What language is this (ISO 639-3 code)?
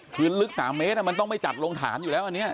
tha